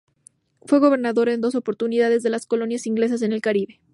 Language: Spanish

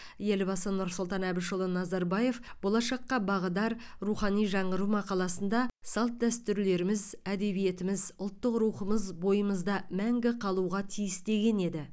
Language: Kazakh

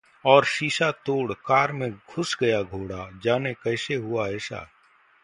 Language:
Hindi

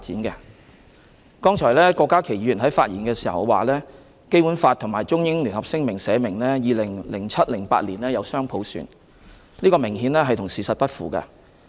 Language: Cantonese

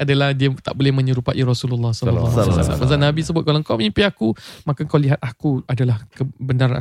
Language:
Malay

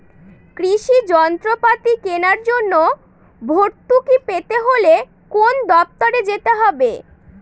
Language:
Bangla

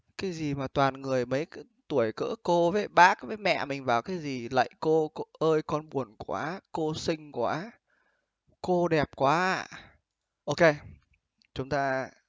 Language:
Vietnamese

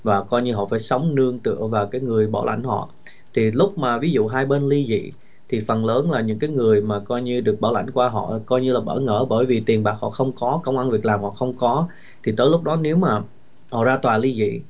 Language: Vietnamese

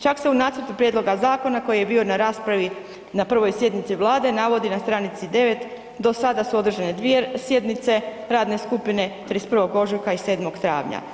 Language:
Croatian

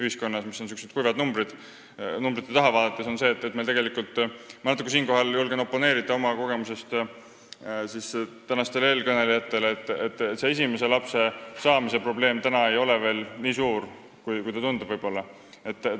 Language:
Estonian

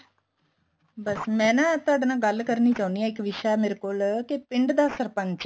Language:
Punjabi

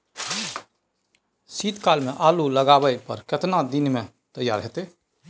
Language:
Maithili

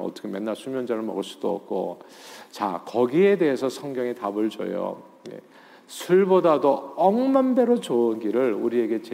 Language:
Korean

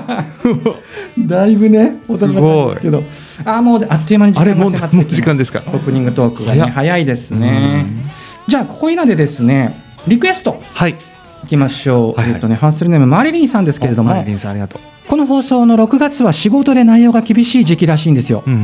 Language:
Japanese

